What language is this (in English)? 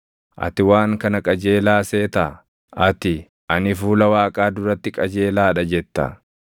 Oromo